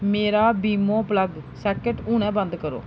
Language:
Dogri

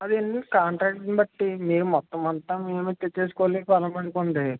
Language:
Telugu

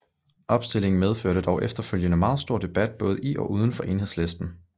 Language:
Danish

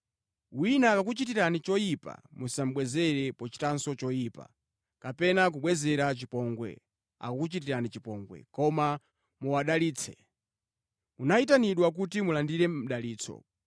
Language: Nyanja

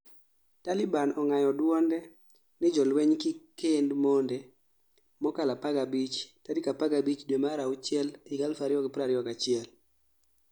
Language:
Luo (Kenya and Tanzania)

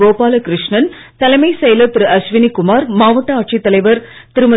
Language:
Tamil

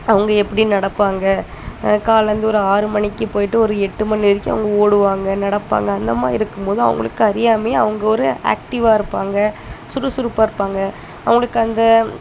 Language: Tamil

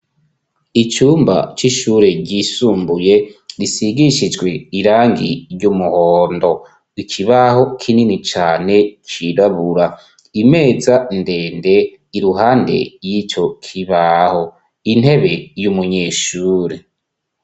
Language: Rundi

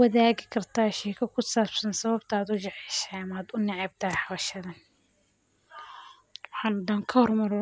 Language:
Somali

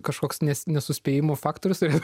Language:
Lithuanian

